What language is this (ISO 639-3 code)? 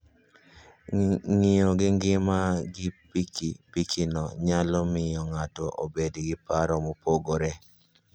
luo